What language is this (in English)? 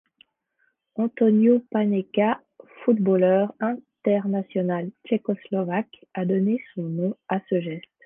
French